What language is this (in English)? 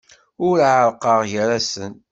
Kabyle